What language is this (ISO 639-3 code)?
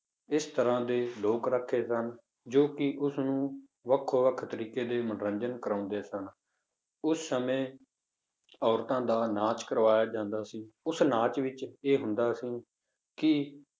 pan